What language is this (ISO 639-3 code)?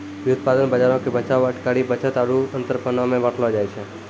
mai